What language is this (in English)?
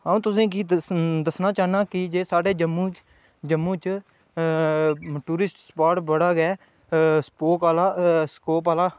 Dogri